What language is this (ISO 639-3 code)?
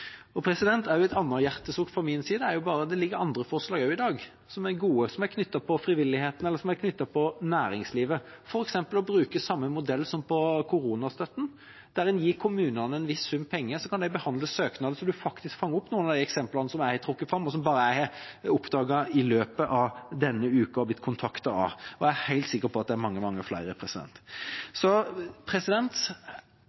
nob